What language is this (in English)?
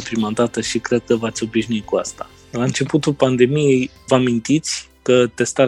Romanian